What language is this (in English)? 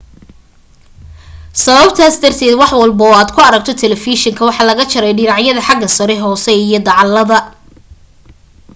Somali